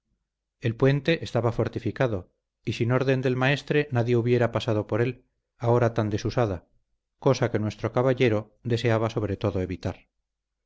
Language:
Spanish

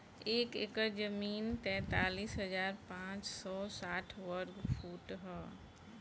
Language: Bhojpuri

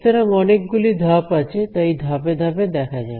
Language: Bangla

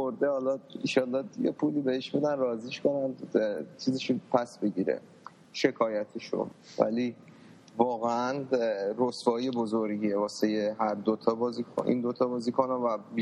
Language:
Persian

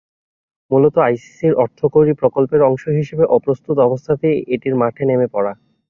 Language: Bangla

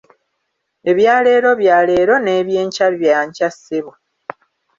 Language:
Ganda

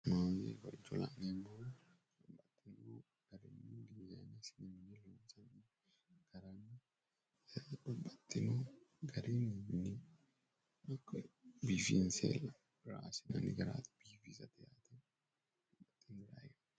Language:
Sidamo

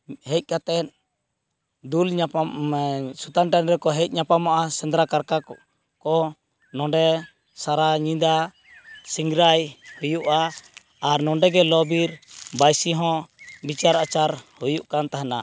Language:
Santali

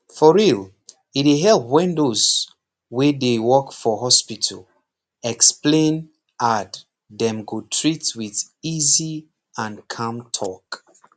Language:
Nigerian Pidgin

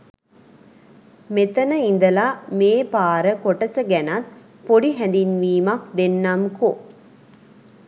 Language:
Sinhala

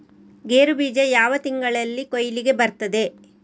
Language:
Kannada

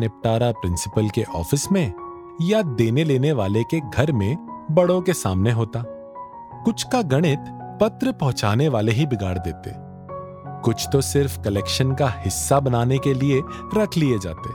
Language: Hindi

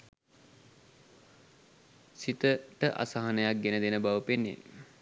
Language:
Sinhala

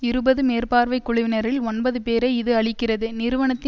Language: Tamil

